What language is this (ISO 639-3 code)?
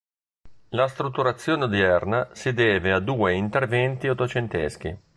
ita